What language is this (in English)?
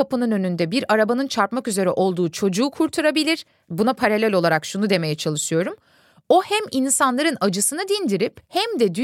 Turkish